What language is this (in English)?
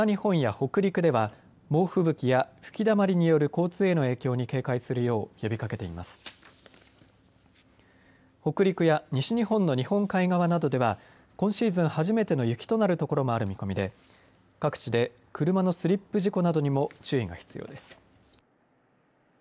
Japanese